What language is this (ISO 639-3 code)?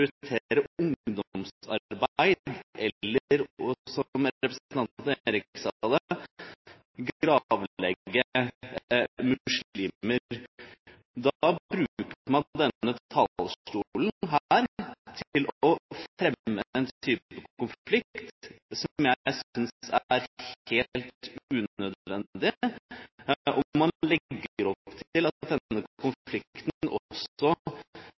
nob